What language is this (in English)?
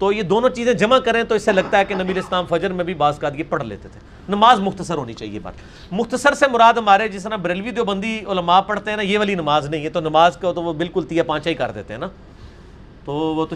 Urdu